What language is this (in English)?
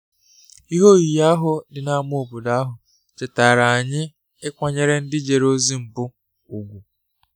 Igbo